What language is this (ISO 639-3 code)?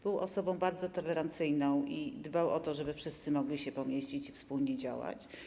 pol